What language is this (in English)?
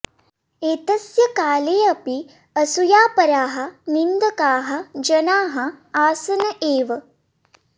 Sanskrit